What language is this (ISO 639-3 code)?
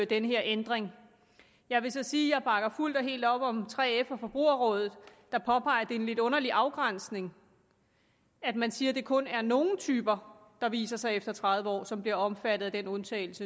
dan